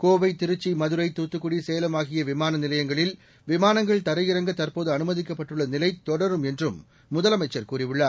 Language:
Tamil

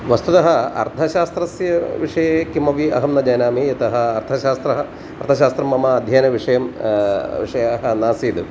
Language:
Sanskrit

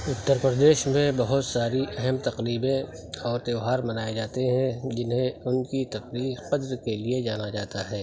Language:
Urdu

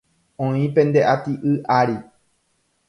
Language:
Guarani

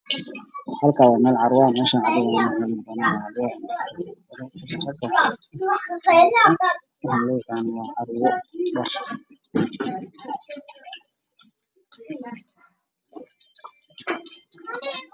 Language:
Somali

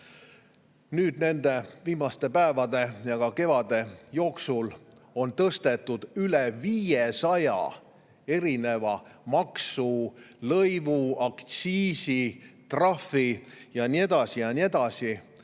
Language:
Estonian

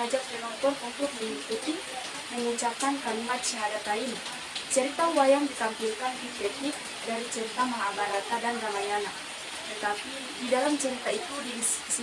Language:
Indonesian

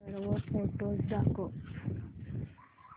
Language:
Marathi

